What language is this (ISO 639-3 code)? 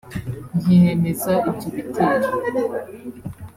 kin